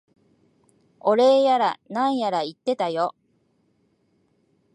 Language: Japanese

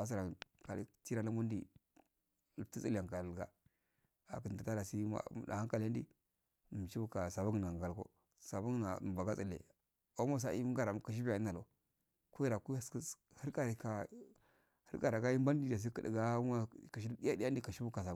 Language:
Afade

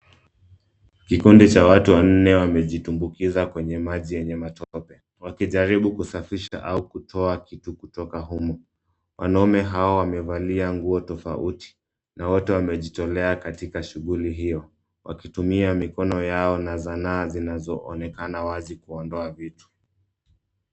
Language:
Swahili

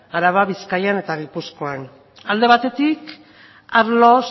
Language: Basque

